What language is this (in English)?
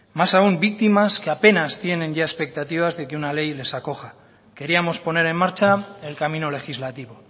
Spanish